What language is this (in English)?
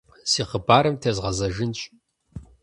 Kabardian